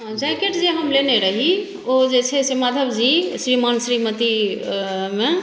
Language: Maithili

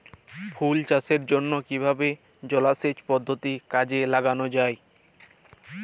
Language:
Bangla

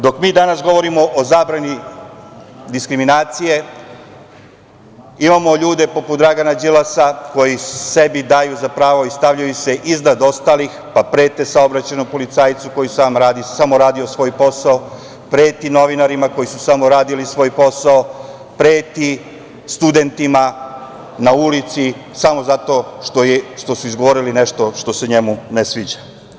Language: Serbian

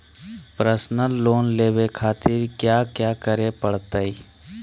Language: Magahi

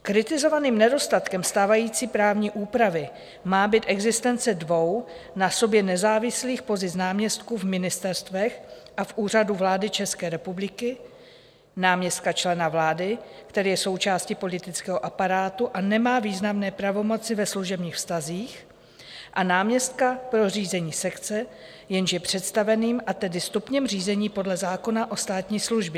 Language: Czech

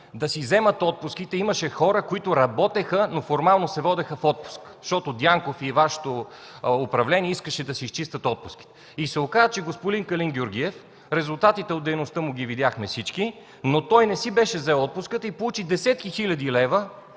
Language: Bulgarian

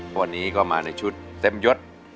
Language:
Thai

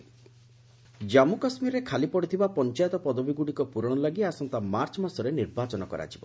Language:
Odia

